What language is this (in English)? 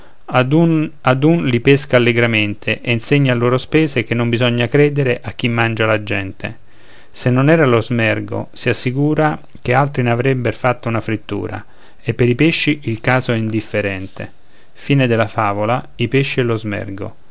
Italian